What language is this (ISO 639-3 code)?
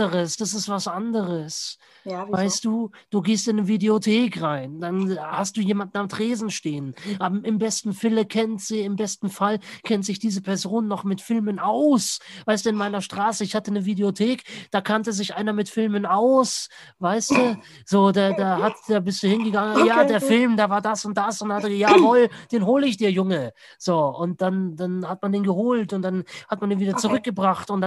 deu